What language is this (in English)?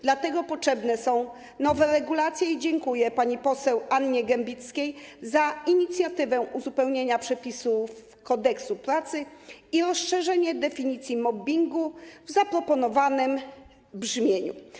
Polish